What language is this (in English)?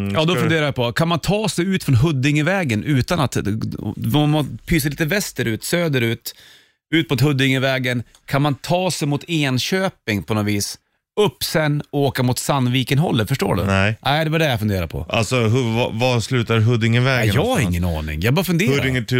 Swedish